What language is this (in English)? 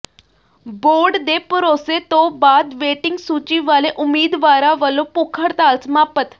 Punjabi